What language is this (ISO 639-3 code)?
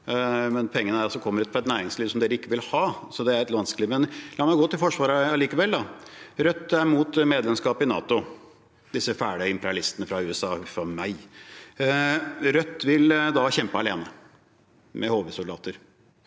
nor